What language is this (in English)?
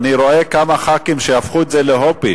Hebrew